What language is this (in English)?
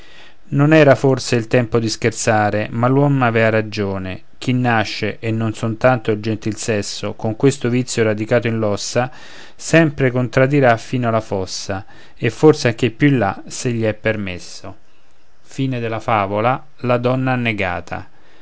Italian